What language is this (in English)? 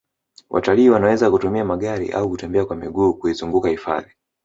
Swahili